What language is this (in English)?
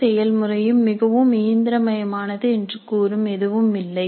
Tamil